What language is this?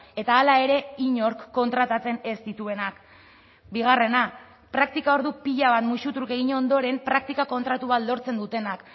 Basque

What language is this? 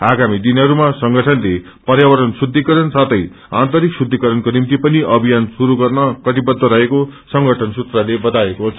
Nepali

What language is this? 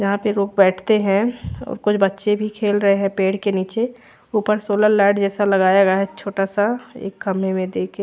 Hindi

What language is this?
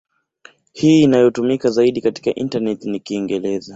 Swahili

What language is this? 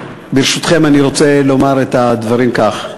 Hebrew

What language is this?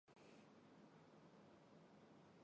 Chinese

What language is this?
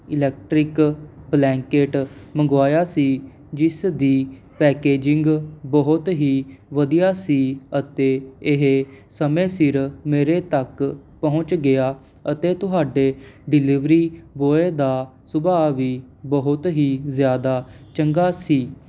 Punjabi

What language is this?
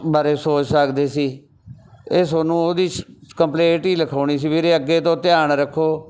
Punjabi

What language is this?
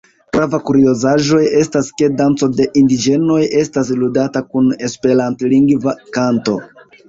Esperanto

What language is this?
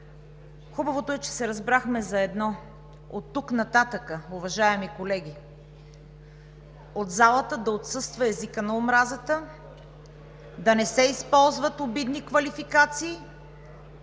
Bulgarian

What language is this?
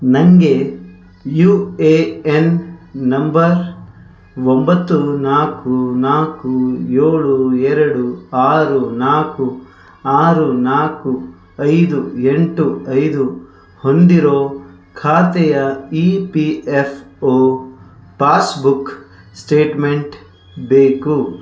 Kannada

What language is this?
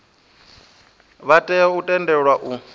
Venda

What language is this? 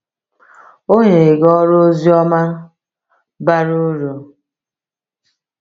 Igbo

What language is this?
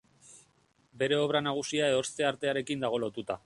Basque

